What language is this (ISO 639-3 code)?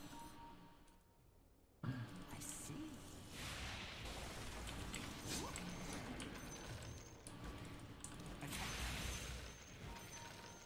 tur